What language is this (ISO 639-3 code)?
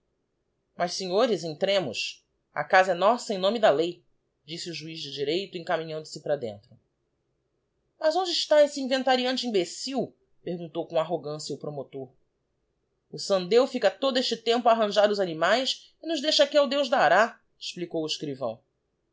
por